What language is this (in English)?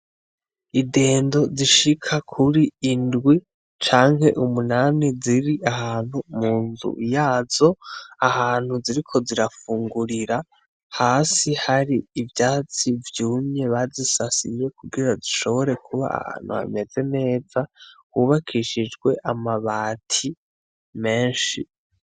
Rundi